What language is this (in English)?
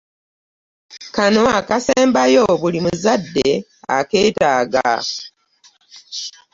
Ganda